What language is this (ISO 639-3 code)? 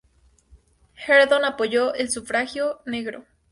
spa